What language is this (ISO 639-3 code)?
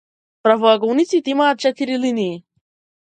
mkd